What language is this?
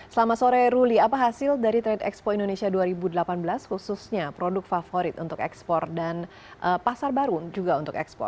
Indonesian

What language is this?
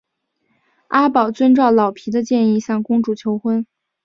Chinese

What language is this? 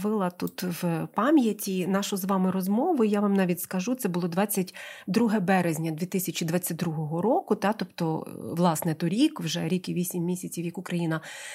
Ukrainian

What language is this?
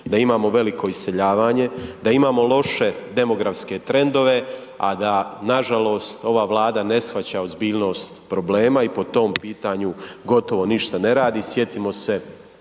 Croatian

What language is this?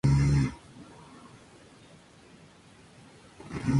Spanish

